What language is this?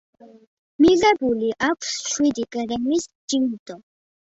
Georgian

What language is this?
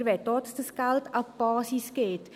Swiss German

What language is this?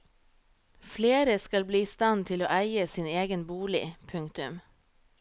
Norwegian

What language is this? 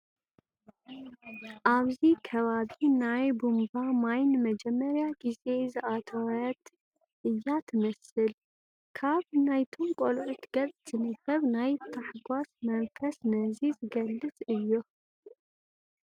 Tigrinya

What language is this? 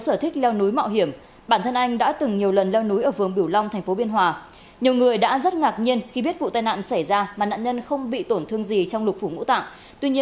Vietnamese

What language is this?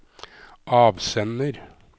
Norwegian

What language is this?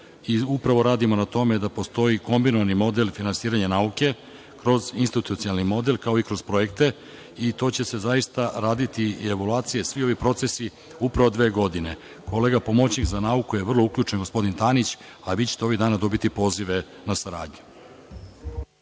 Serbian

